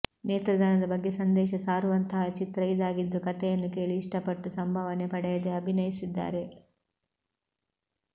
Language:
Kannada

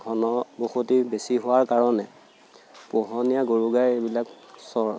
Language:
Assamese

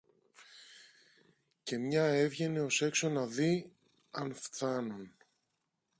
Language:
Greek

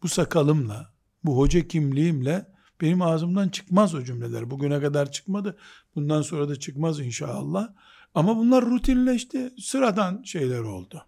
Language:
Turkish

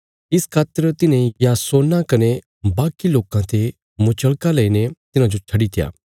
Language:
Bilaspuri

